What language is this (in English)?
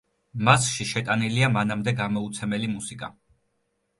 Georgian